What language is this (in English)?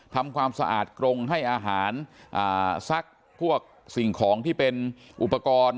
Thai